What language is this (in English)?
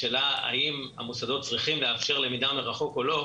Hebrew